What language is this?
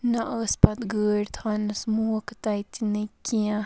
Kashmiri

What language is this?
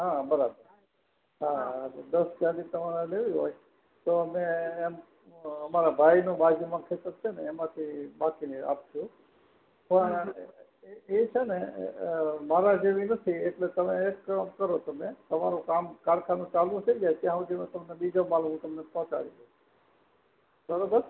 Gujarati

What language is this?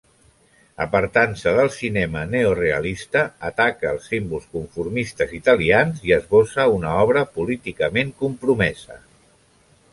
Catalan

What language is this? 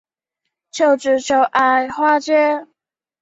Chinese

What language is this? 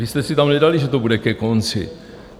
Czech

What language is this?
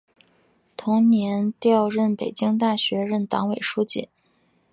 Chinese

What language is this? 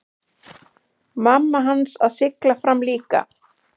Icelandic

